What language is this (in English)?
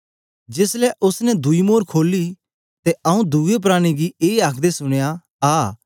Dogri